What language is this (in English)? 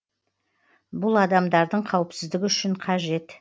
Kazakh